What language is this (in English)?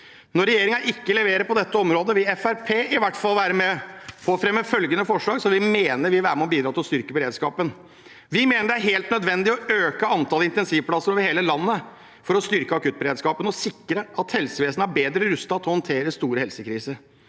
Norwegian